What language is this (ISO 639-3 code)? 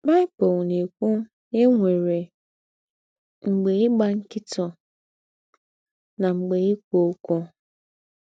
ibo